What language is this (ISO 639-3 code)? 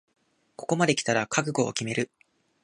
jpn